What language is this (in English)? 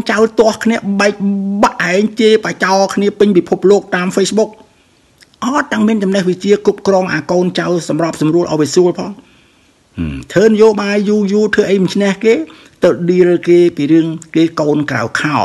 Thai